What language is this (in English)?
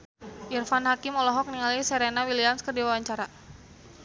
Sundanese